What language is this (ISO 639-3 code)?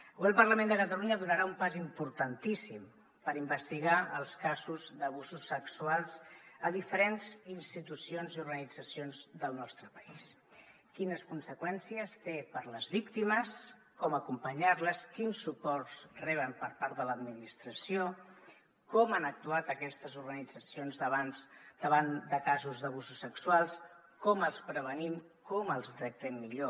cat